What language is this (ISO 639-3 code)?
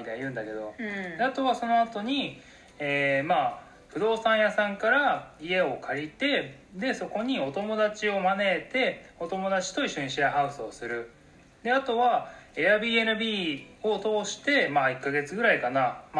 jpn